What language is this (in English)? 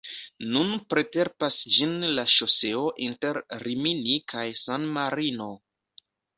Esperanto